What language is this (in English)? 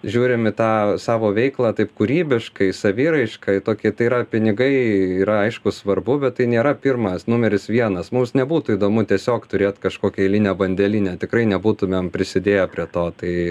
Lithuanian